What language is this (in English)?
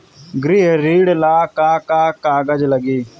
Bhojpuri